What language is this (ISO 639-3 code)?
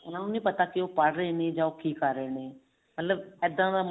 pan